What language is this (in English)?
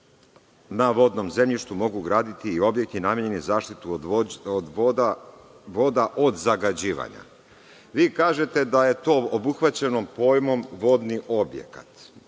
Serbian